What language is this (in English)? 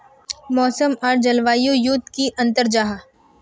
Magahi